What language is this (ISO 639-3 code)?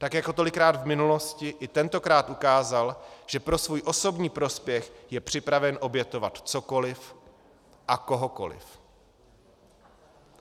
ces